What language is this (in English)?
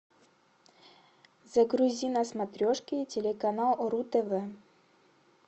Russian